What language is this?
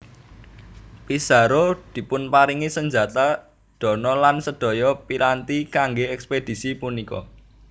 Javanese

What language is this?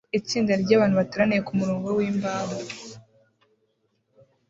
Kinyarwanda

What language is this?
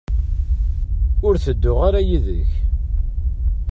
Kabyle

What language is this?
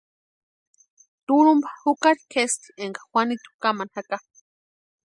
Western Highland Purepecha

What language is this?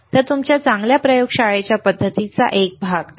Marathi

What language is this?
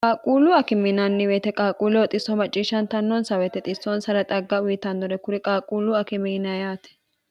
Sidamo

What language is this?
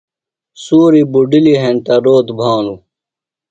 Phalura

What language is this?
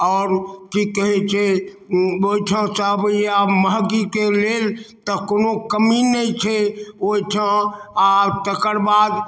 Maithili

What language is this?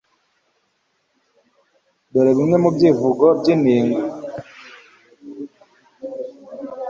Kinyarwanda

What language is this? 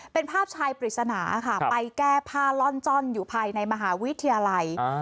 Thai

